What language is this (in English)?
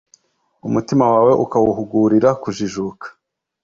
Kinyarwanda